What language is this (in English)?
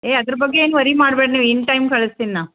Kannada